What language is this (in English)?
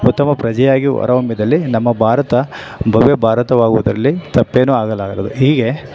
Kannada